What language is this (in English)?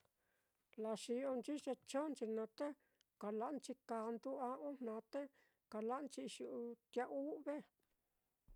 Mitlatongo Mixtec